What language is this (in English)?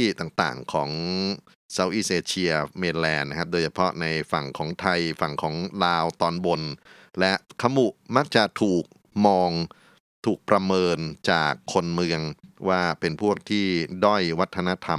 Thai